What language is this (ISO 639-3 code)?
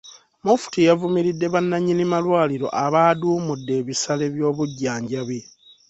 lug